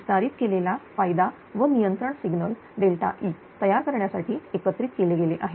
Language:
Marathi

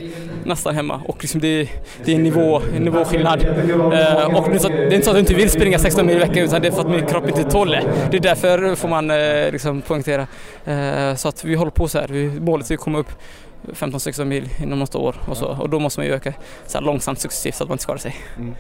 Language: Swedish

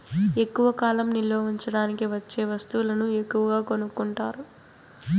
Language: Telugu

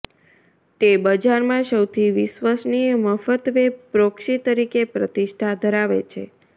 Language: Gujarati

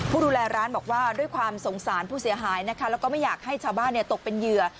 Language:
Thai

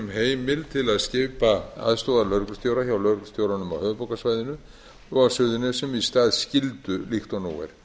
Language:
Icelandic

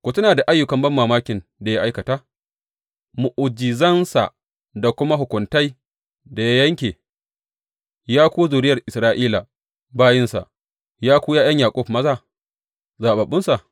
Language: Hausa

